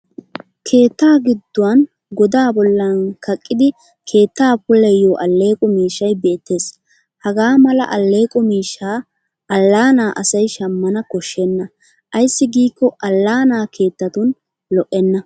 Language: Wolaytta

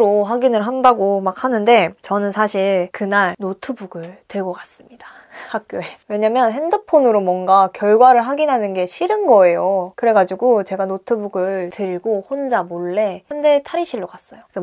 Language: Korean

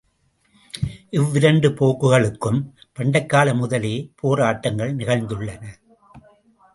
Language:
Tamil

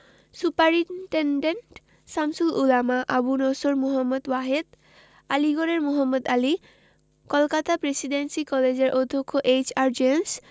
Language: Bangla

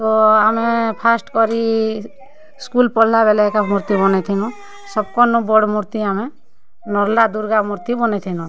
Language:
Odia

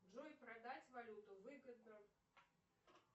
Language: Russian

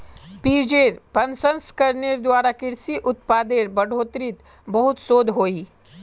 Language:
Magahi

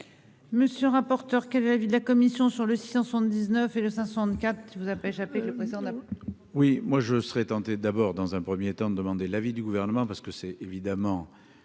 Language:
French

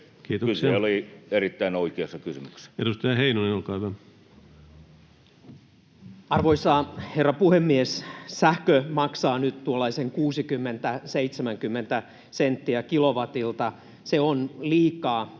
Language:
Finnish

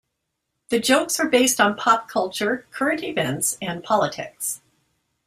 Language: English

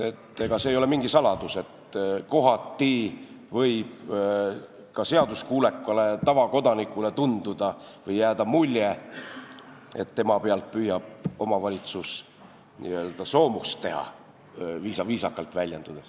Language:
Estonian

